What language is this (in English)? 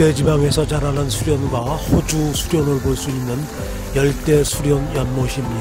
Korean